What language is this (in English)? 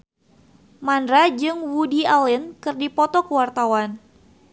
Sundanese